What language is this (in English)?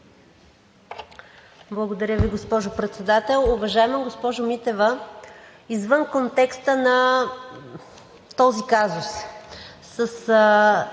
Bulgarian